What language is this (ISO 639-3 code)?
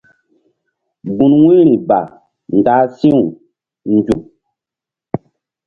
mdd